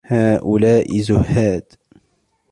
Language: Arabic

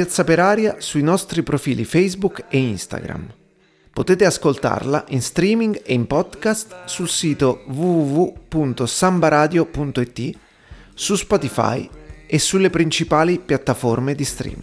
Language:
Italian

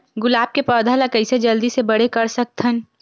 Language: Chhattisgarhi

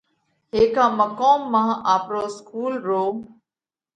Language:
Parkari Koli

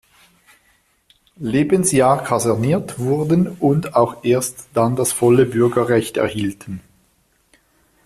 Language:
German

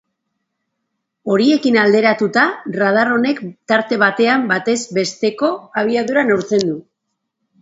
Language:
Basque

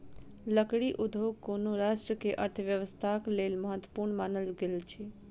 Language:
Maithili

